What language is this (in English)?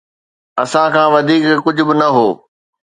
Sindhi